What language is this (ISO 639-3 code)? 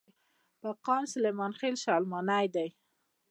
pus